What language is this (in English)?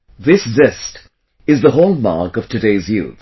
English